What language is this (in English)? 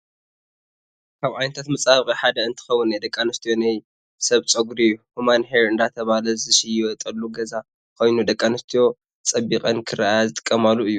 Tigrinya